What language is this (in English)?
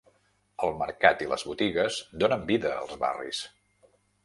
Catalan